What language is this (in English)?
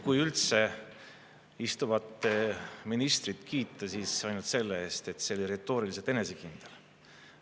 Estonian